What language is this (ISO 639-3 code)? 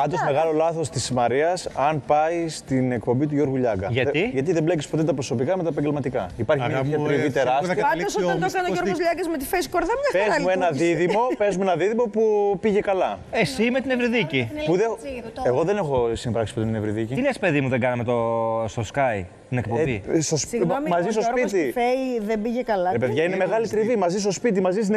ell